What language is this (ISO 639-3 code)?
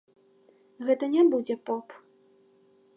bel